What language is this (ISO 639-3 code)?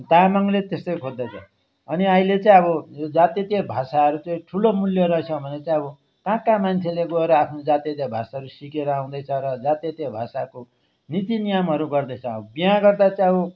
nep